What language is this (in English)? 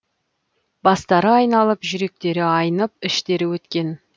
Kazakh